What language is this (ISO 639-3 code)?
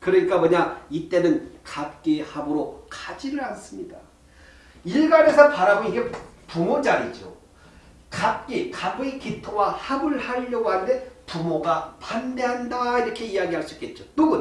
kor